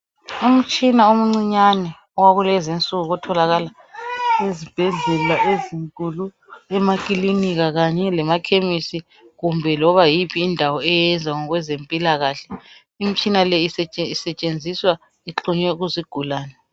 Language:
North Ndebele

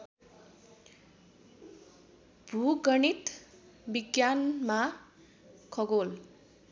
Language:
Nepali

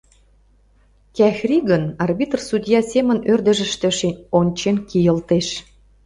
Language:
Mari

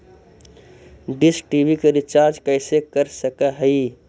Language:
Magahi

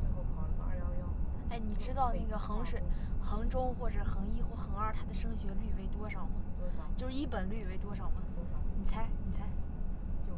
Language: Chinese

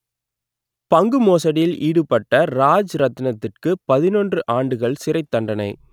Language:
Tamil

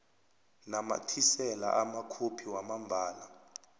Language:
South Ndebele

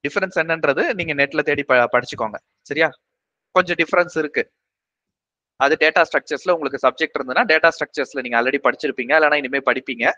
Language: Tamil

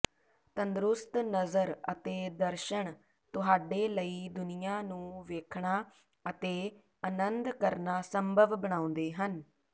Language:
Punjabi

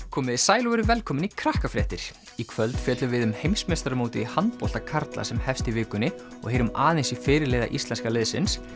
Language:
Icelandic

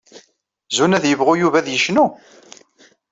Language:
Kabyle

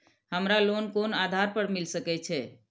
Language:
Maithili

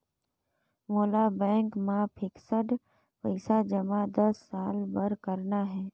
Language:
Chhattisgarhi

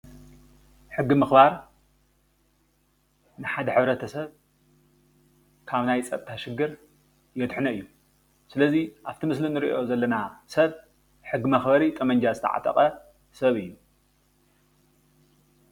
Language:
Tigrinya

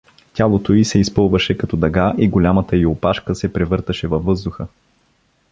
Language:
Bulgarian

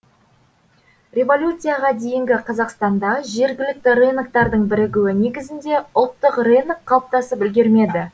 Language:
Kazakh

